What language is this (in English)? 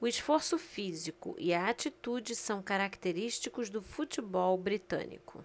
Portuguese